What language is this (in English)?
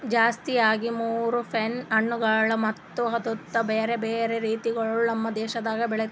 Kannada